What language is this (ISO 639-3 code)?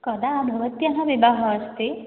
san